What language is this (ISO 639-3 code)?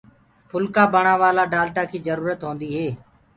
ggg